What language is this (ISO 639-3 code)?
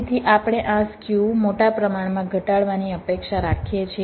guj